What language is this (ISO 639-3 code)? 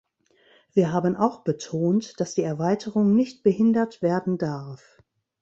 deu